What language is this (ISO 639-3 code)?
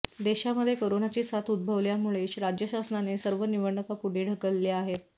mar